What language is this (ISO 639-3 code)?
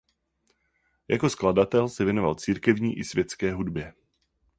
ces